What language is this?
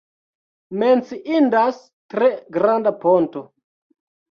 Esperanto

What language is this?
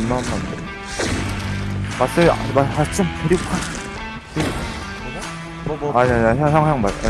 Korean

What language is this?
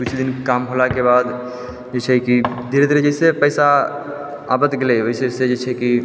Maithili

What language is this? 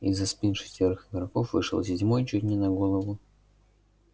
Russian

